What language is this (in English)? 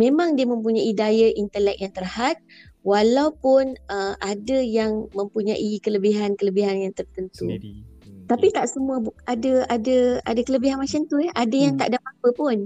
Malay